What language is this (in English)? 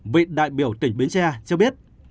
Vietnamese